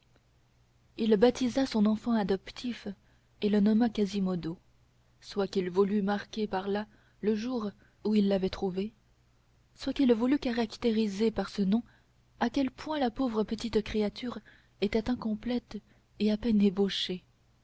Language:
French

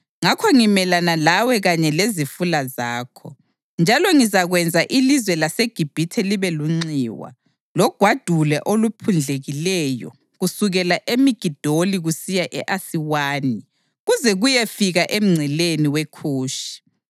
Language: North Ndebele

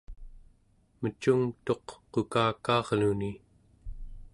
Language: Central Yupik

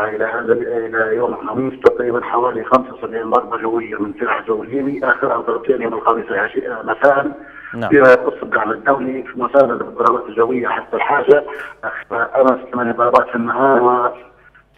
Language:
Arabic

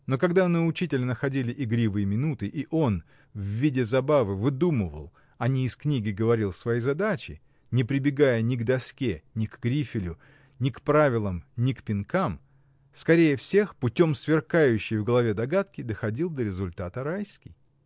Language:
Russian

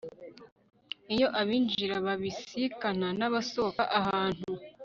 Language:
Kinyarwanda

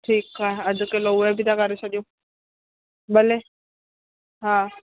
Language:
Sindhi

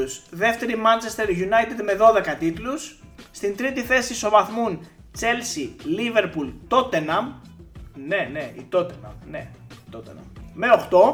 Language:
Greek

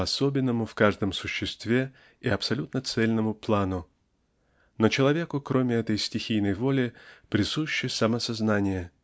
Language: Russian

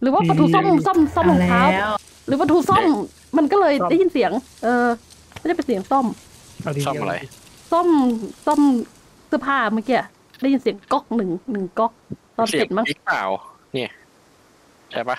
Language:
Thai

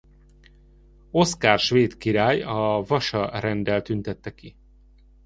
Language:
Hungarian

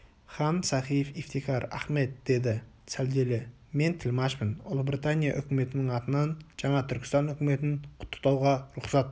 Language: Kazakh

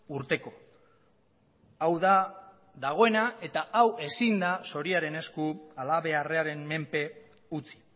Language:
Basque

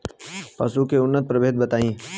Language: Bhojpuri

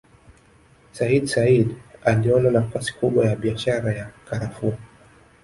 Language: Swahili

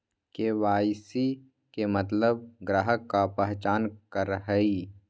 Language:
Magahi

